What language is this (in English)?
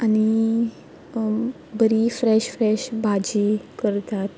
Konkani